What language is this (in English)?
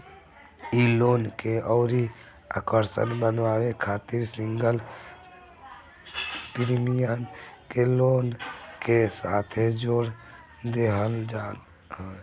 Bhojpuri